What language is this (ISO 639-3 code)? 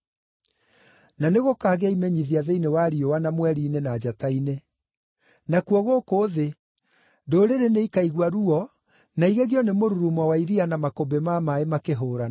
kik